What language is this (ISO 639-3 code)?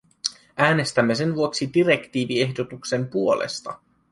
fin